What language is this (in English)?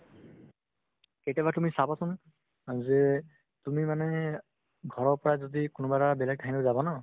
Assamese